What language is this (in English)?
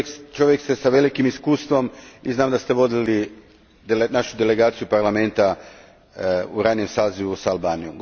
Croatian